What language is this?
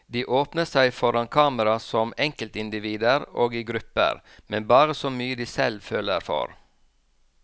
Norwegian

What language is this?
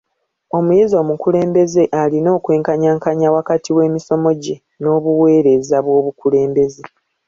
Ganda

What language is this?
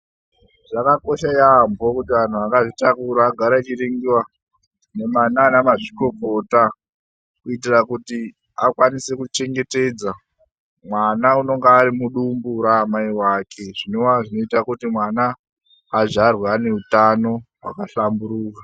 Ndau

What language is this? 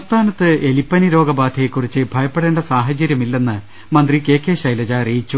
Malayalam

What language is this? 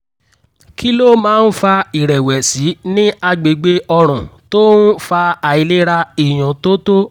Yoruba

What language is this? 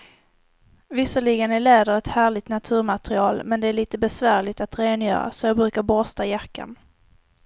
Swedish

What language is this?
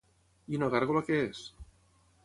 Catalan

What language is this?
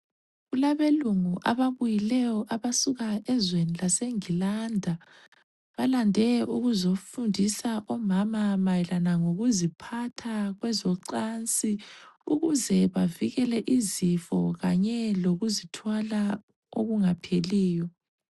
North Ndebele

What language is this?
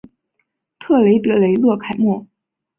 Chinese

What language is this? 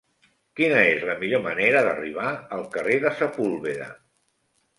Catalan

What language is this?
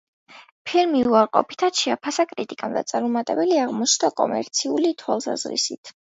Georgian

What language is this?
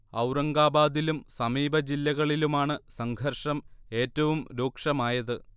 Malayalam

